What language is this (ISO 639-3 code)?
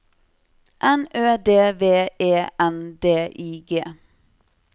nor